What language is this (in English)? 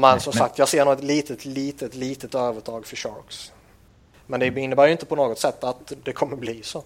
Swedish